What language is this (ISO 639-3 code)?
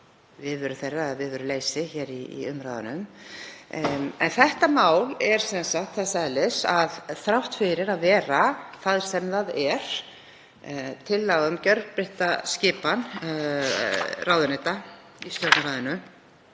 isl